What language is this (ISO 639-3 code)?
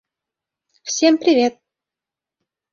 chm